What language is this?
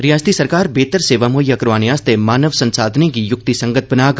Dogri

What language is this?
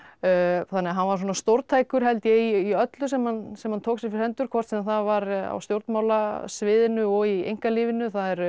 Icelandic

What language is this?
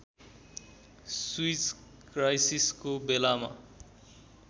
Nepali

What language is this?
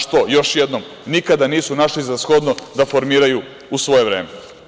Serbian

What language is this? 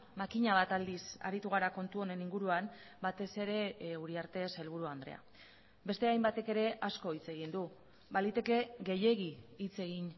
Basque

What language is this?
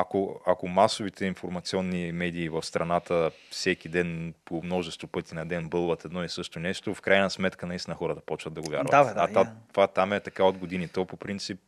Bulgarian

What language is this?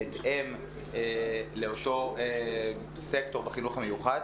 Hebrew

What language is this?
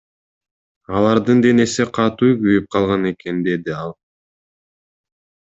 Kyrgyz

